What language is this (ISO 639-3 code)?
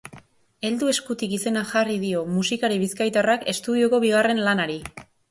eus